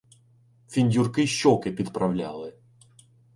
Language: Ukrainian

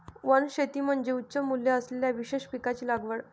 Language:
Marathi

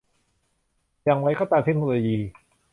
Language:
Thai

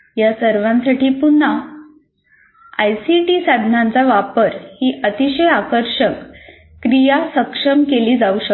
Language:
Marathi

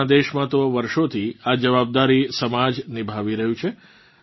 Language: Gujarati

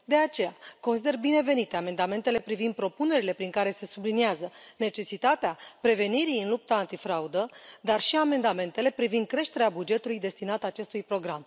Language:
Romanian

